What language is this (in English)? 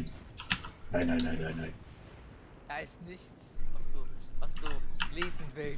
German